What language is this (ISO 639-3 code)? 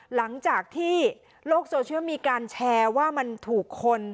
tha